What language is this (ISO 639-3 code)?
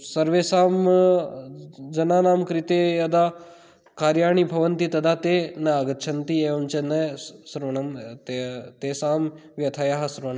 san